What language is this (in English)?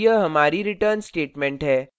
Hindi